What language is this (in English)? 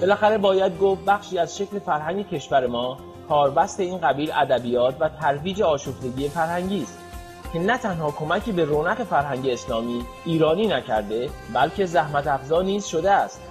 Persian